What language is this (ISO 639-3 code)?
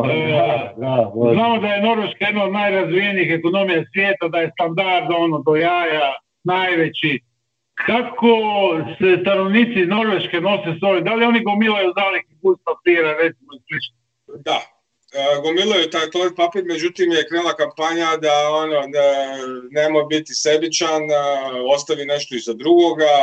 hrv